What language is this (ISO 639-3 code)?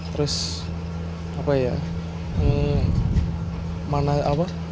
ind